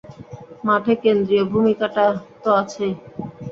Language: Bangla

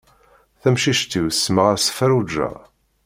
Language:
Kabyle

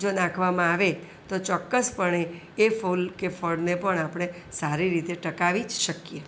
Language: Gujarati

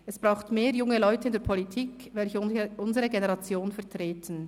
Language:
Swiss German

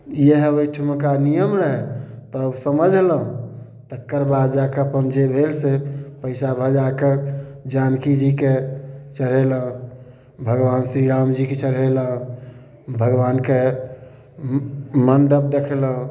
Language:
Maithili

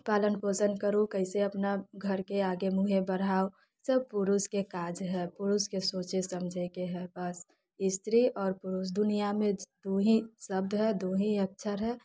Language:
Maithili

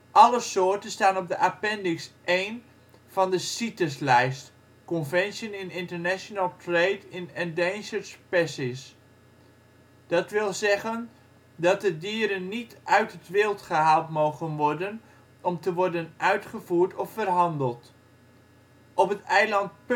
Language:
Dutch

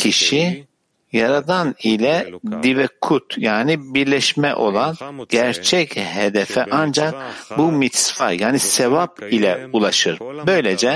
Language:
Turkish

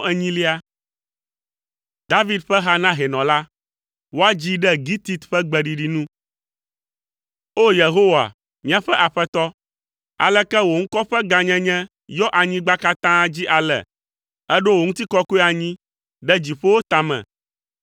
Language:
Ewe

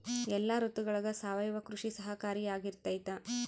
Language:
Kannada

